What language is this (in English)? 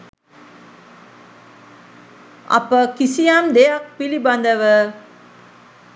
Sinhala